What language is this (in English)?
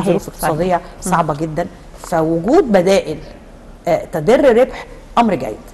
Arabic